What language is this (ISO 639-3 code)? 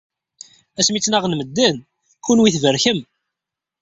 kab